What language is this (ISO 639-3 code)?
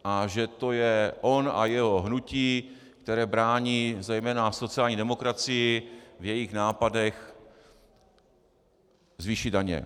ces